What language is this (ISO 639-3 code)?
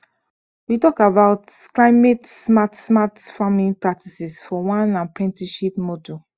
pcm